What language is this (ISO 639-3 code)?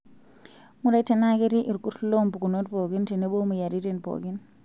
mas